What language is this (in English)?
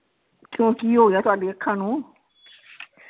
Punjabi